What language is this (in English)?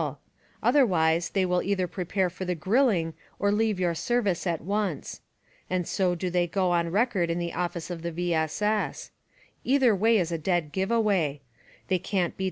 English